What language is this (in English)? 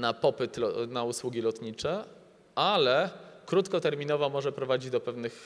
Polish